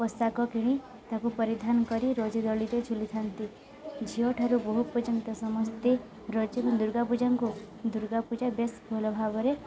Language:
Odia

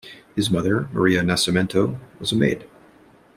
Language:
English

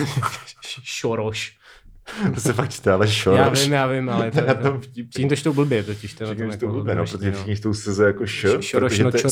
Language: Czech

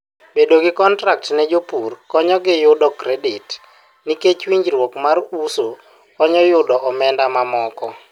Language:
Luo (Kenya and Tanzania)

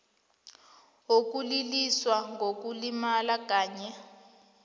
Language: South Ndebele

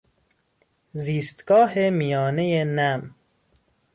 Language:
Persian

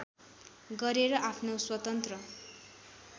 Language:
Nepali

